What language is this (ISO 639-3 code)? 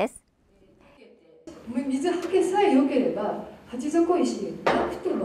jpn